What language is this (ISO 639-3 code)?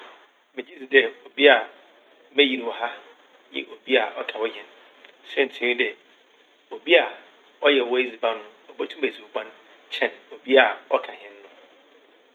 aka